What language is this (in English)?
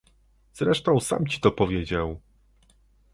Polish